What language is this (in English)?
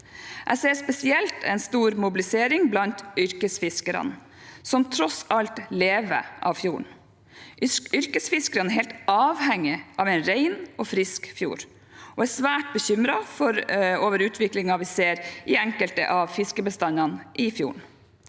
Norwegian